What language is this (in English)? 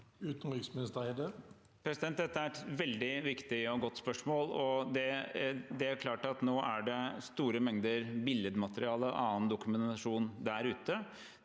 Norwegian